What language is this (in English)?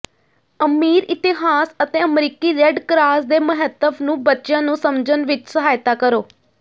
Punjabi